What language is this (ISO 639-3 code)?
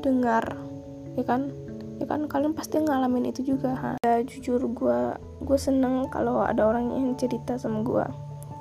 ind